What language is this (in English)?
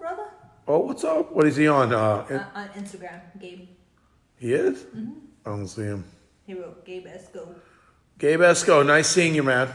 English